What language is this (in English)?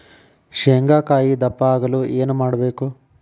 Kannada